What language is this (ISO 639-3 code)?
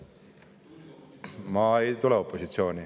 est